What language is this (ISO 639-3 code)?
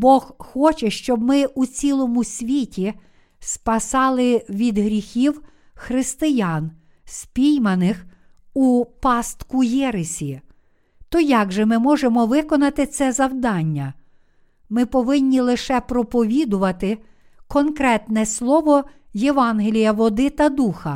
ukr